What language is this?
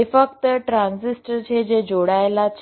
Gujarati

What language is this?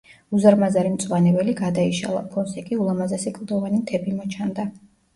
Georgian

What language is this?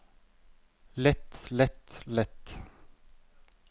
Norwegian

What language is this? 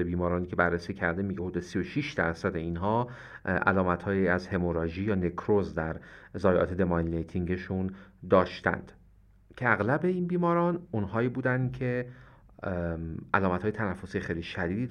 Persian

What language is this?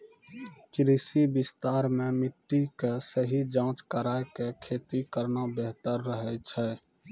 Maithili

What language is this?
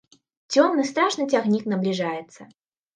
Belarusian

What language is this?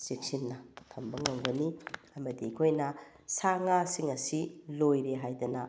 Manipuri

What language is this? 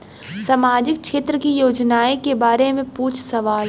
Bhojpuri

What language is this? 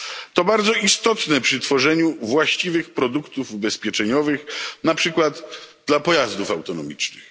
Polish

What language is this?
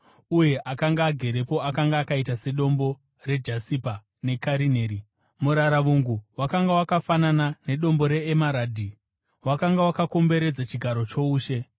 Shona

